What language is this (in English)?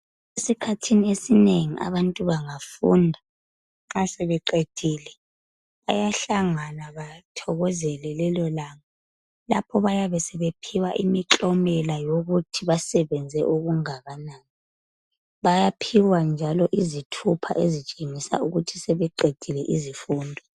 North Ndebele